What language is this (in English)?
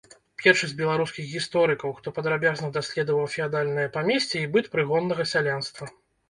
Belarusian